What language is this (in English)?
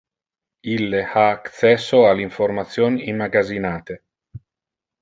Interlingua